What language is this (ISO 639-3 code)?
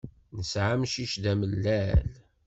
kab